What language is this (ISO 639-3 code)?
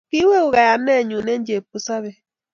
kln